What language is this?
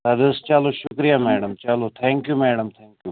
Kashmiri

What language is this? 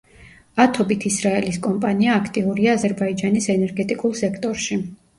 Georgian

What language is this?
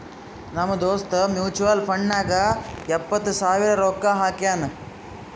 Kannada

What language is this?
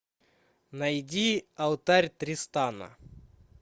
Russian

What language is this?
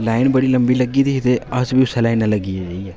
Dogri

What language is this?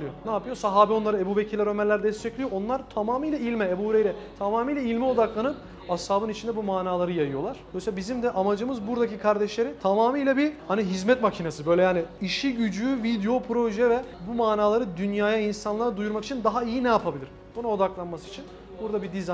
Turkish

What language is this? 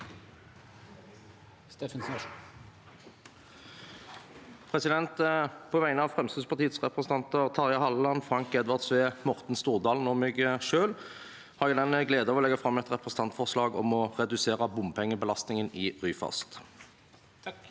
Norwegian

